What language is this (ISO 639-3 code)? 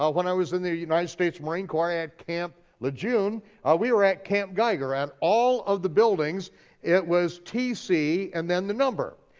eng